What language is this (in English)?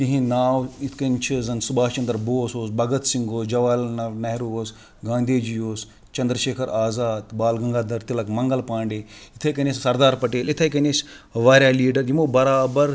Kashmiri